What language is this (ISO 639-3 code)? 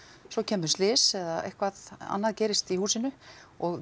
isl